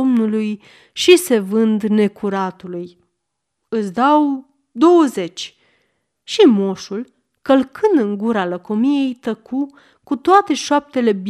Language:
Romanian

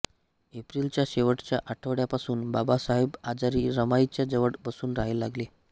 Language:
Marathi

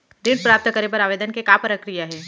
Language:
Chhattisgarhi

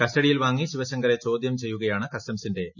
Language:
Malayalam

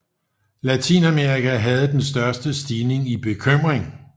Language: Danish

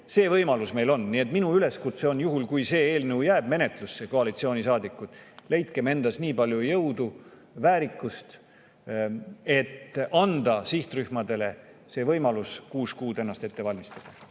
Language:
Estonian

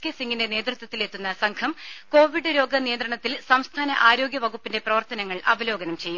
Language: Malayalam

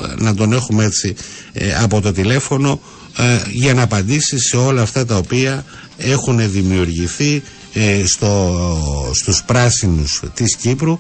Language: Greek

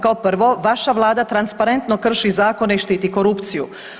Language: Croatian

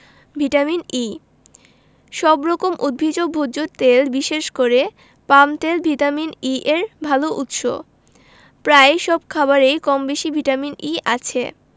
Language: Bangla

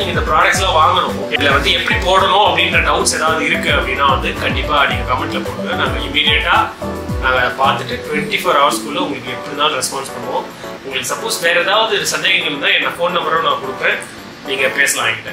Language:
Tamil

